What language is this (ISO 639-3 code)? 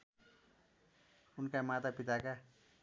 nep